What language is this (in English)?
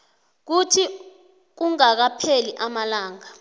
South Ndebele